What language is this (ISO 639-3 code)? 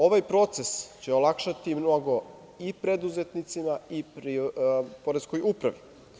srp